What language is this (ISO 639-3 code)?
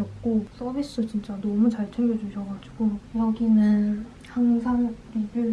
kor